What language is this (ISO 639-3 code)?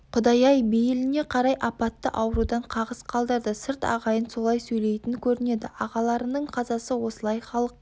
kaz